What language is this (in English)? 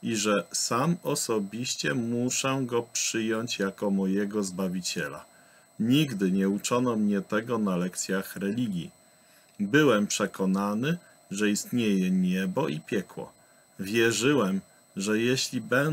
Polish